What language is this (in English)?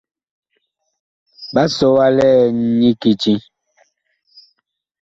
Bakoko